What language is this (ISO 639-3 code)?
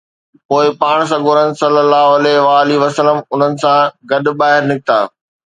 snd